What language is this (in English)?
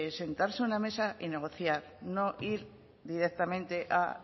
Spanish